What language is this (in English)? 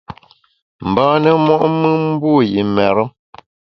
Bamun